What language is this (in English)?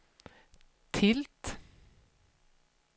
Swedish